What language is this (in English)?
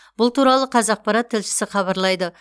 Kazakh